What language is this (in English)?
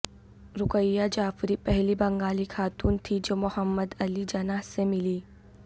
Urdu